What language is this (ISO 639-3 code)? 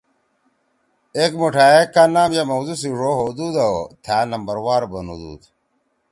trw